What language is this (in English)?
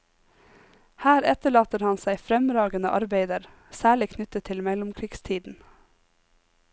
Norwegian